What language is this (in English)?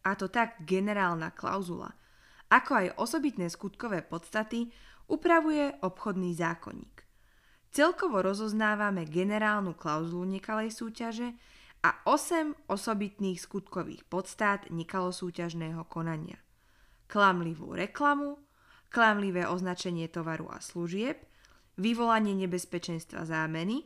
Slovak